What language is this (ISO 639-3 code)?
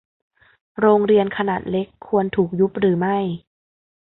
tha